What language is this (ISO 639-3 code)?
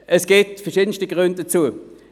gsw